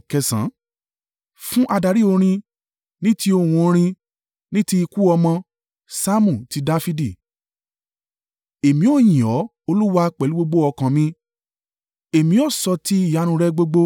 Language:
Yoruba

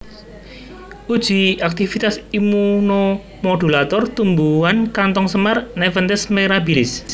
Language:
Javanese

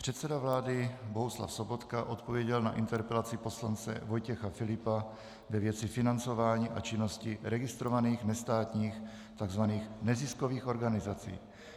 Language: Czech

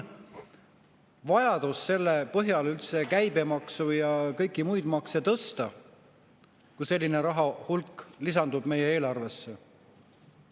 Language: Estonian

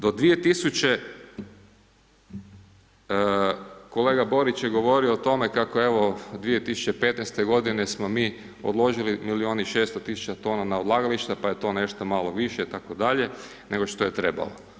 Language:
Croatian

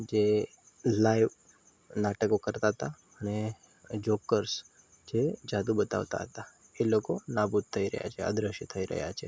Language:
Gujarati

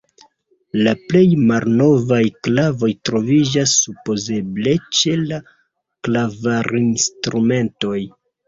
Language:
Esperanto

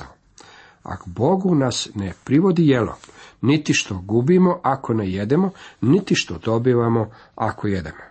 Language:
Croatian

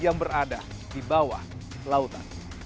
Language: Indonesian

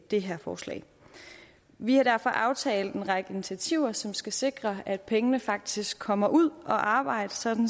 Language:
Danish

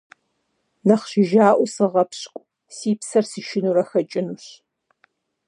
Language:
Kabardian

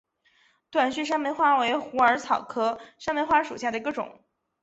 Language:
Chinese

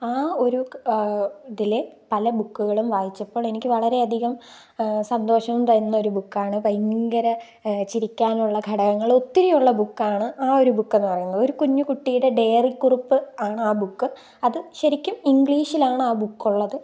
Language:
Malayalam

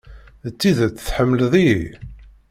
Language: Kabyle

